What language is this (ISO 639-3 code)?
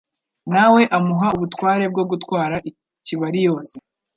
kin